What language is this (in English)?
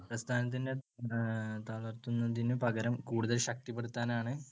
Malayalam